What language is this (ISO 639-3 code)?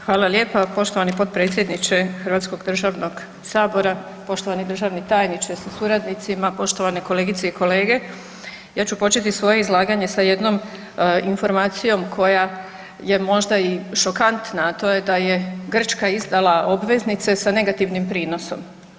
hrv